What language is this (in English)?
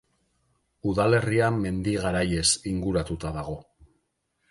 Basque